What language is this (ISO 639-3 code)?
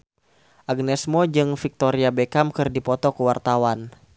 sun